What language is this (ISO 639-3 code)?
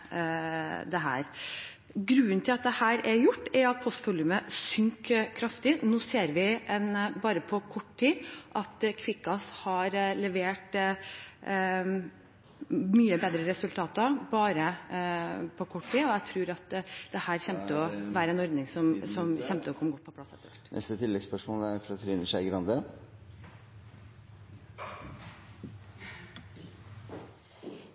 nor